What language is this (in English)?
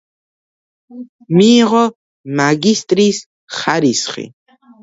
Georgian